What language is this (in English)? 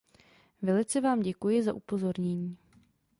Czech